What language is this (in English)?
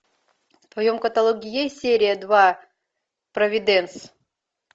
Russian